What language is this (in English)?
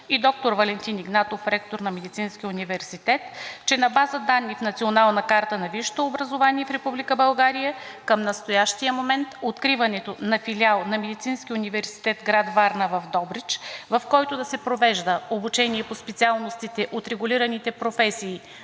Bulgarian